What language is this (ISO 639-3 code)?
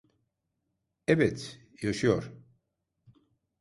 tur